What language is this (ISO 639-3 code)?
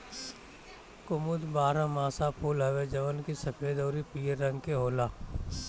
bho